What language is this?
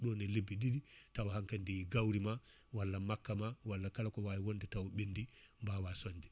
Fula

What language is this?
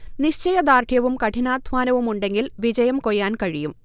Malayalam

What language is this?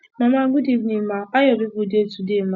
Nigerian Pidgin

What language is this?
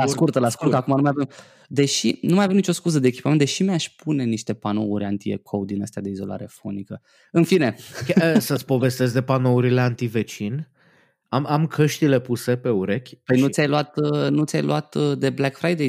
Romanian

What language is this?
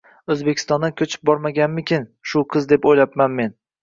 Uzbek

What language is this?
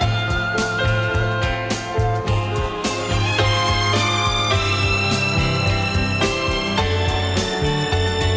Vietnamese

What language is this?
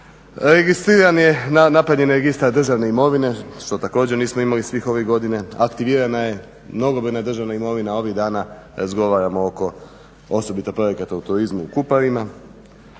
Croatian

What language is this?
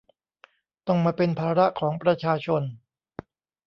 Thai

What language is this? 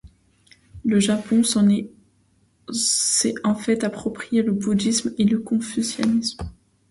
French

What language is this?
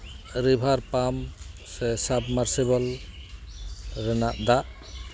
Santali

